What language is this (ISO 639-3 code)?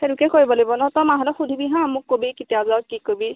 asm